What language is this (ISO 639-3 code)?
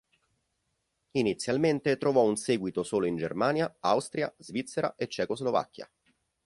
ita